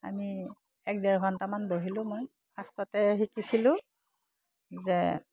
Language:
Assamese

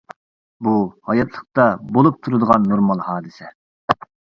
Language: Uyghur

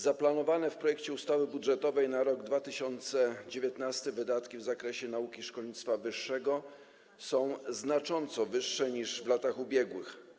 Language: Polish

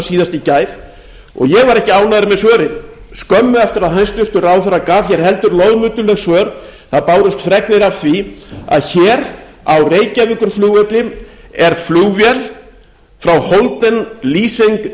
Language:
Icelandic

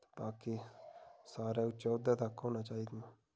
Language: Dogri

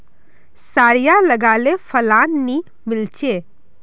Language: Magahi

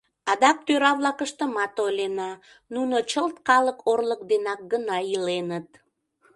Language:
Mari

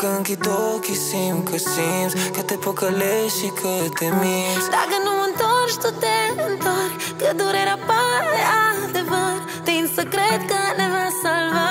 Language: Romanian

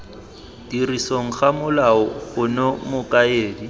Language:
Tswana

